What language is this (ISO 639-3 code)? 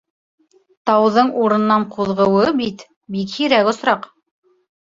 bak